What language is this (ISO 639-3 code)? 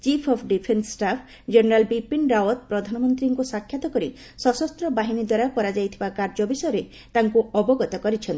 ori